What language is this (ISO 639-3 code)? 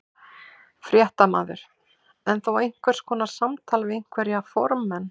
isl